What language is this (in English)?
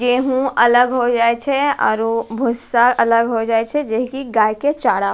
Angika